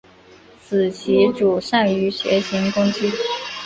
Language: Chinese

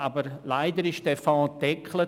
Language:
Swiss German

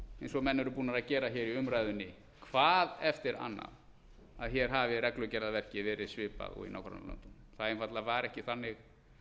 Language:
Icelandic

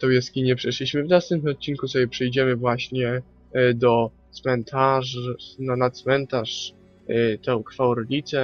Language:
Polish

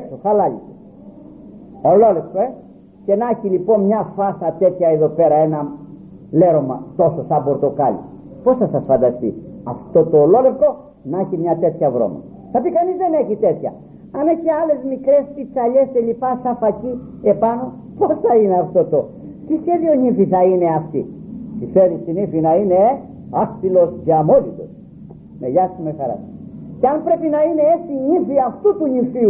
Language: Greek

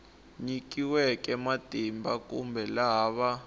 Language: Tsonga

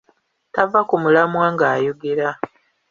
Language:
Ganda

